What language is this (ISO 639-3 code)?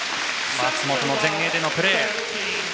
jpn